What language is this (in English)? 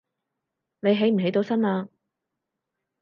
Cantonese